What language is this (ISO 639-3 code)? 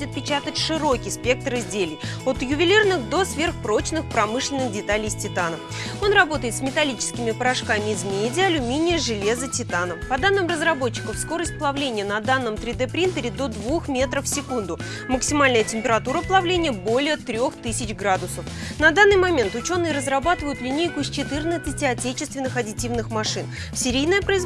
rus